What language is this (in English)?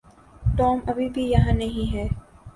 Urdu